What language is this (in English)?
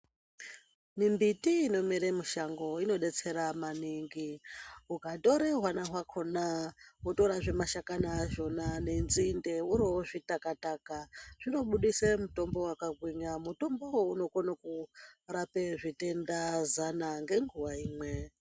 Ndau